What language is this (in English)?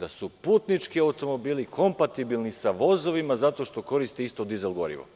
Serbian